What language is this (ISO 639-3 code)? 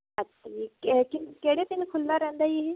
pan